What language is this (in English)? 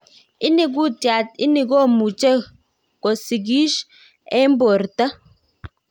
Kalenjin